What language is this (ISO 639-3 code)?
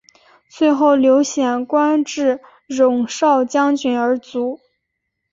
zho